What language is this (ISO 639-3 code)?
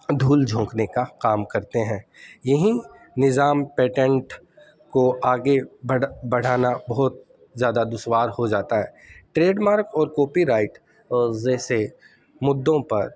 urd